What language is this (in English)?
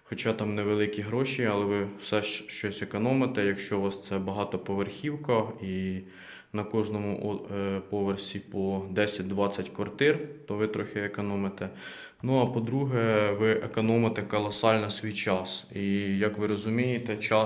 Ukrainian